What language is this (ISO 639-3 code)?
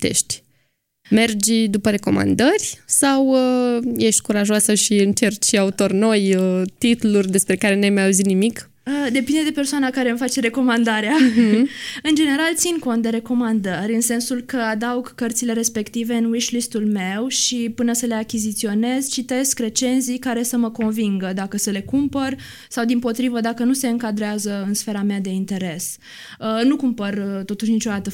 ron